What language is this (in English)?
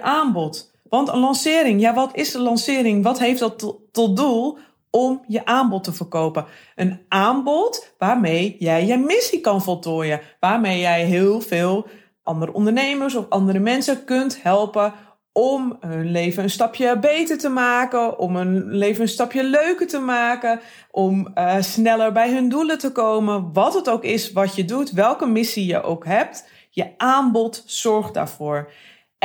Dutch